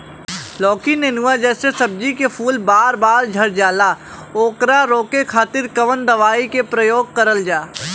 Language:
Bhojpuri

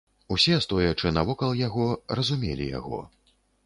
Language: Belarusian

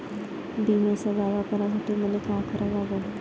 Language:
Marathi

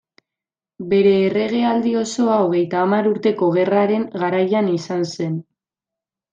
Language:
Basque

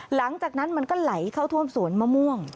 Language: Thai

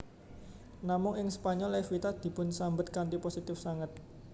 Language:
Javanese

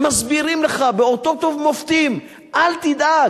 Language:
Hebrew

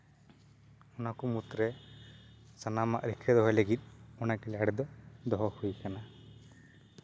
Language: Santali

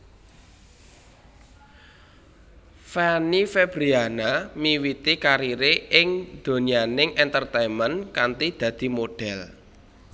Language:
Javanese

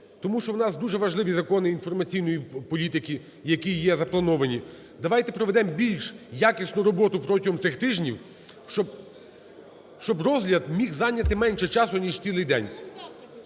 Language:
Ukrainian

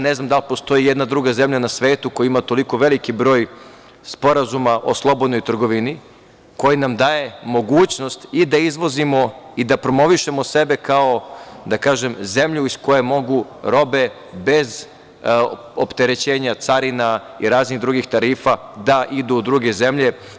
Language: Serbian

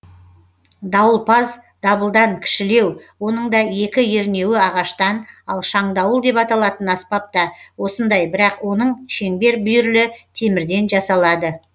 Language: Kazakh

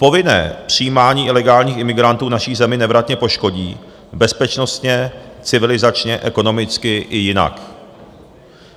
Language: Czech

